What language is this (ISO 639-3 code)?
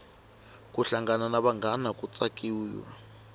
tso